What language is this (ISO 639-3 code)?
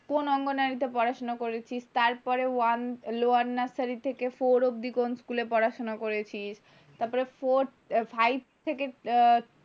ben